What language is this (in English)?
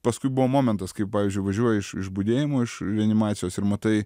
Lithuanian